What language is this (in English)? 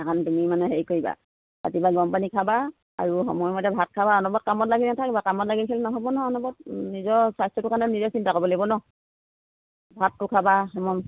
Assamese